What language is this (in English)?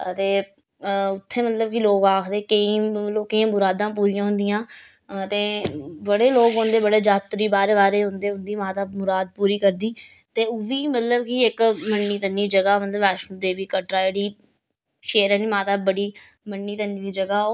Dogri